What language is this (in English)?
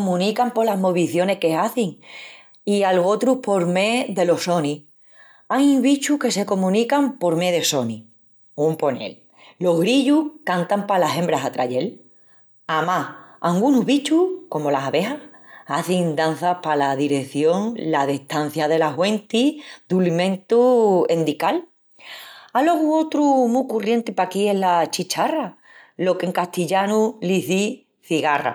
Extremaduran